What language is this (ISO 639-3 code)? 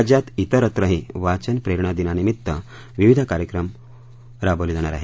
mar